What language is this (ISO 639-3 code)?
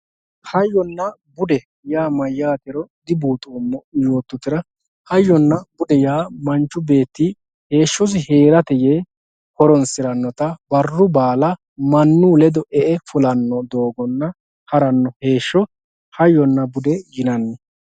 sid